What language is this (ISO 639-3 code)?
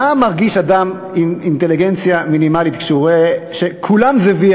heb